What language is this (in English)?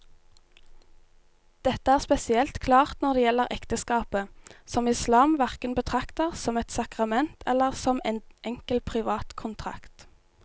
Norwegian